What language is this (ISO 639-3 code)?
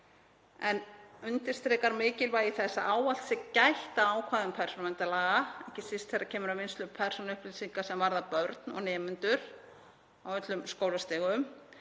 isl